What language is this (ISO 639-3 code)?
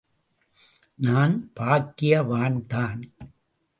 tam